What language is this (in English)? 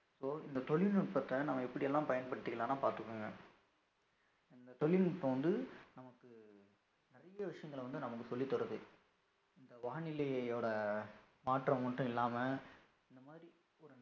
Tamil